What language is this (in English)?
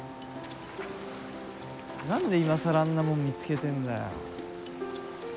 Japanese